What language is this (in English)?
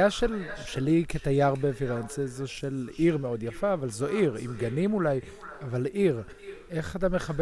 Hebrew